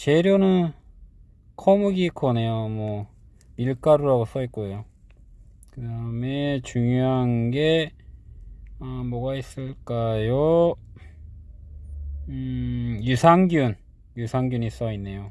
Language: Korean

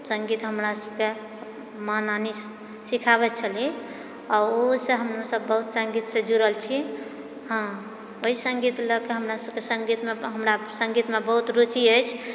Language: Maithili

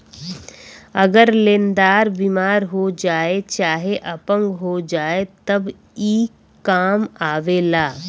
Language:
Bhojpuri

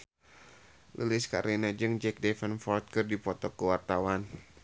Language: Sundanese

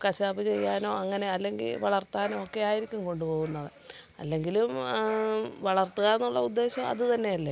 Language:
Malayalam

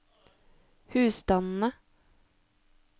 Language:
Norwegian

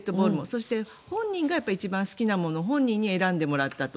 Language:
Japanese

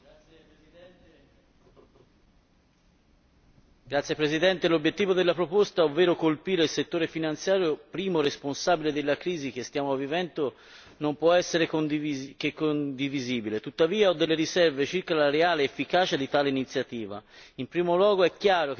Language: Italian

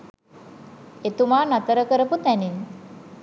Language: Sinhala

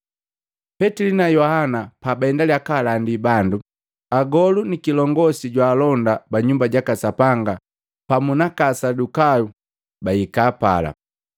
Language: Matengo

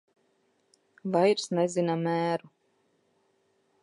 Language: Latvian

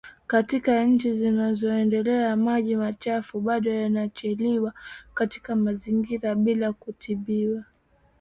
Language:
Swahili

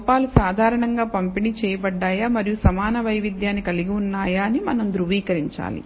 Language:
Telugu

